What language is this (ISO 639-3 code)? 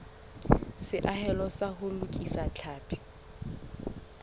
sot